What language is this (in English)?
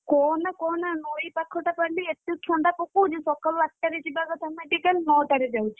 Odia